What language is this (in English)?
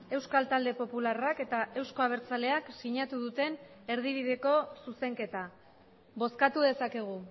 Basque